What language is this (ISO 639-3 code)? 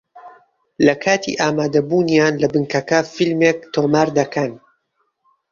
ckb